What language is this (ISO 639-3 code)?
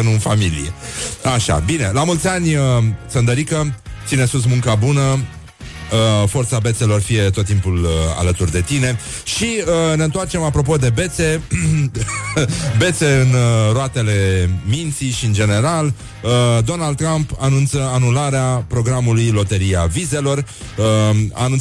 ron